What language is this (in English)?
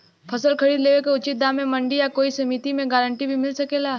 Bhojpuri